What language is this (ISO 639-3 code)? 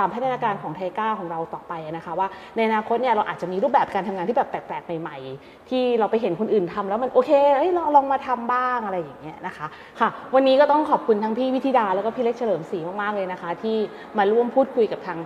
tha